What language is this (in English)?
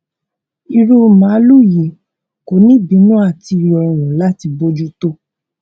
Yoruba